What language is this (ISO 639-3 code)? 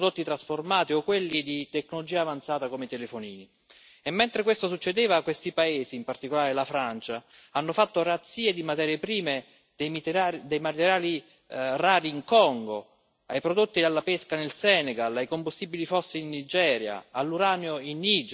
ita